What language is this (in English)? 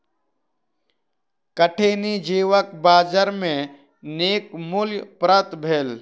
Maithili